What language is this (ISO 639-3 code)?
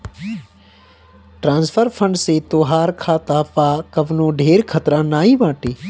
bho